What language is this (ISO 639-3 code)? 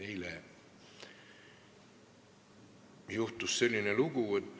est